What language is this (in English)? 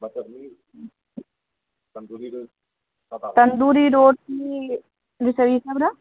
Maithili